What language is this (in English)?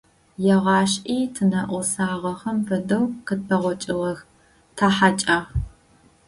Adyghe